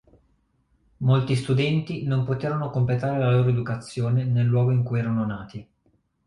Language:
Italian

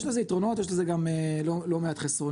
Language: Hebrew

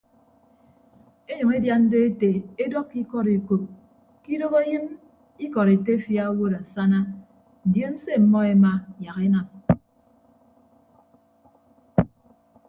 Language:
Ibibio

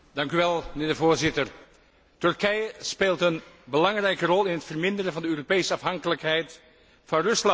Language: Dutch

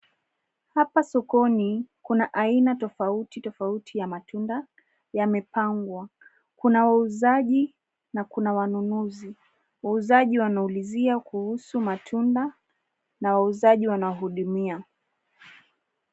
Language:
Swahili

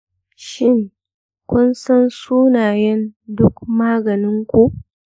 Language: Hausa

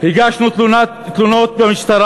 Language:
Hebrew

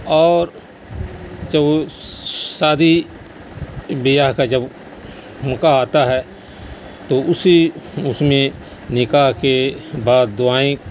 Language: Urdu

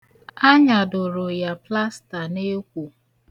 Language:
Igbo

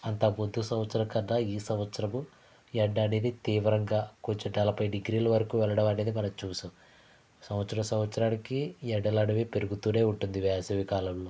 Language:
Telugu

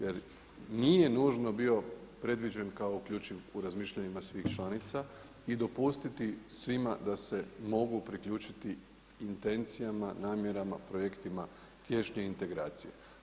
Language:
Croatian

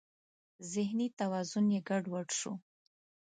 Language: Pashto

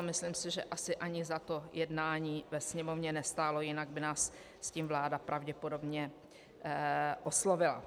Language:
Czech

